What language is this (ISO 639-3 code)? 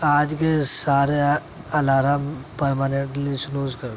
urd